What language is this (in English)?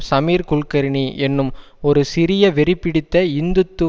Tamil